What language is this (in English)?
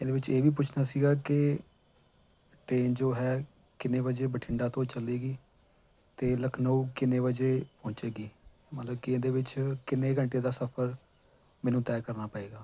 Punjabi